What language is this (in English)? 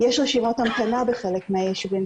Hebrew